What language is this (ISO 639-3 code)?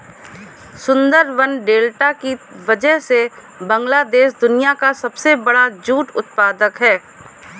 hin